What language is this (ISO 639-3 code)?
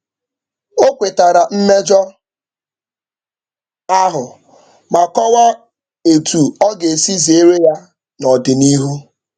ibo